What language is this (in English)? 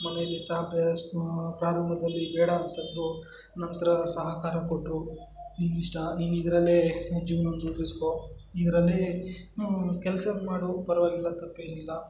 Kannada